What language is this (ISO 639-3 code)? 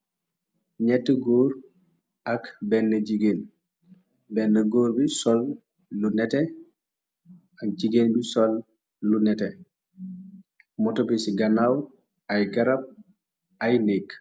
wol